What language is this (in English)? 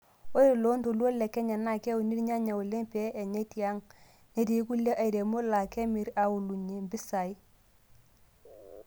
Masai